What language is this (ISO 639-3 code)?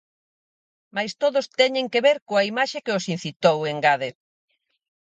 glg